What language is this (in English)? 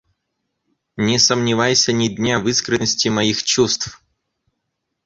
Russian